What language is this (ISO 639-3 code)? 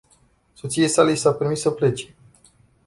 ron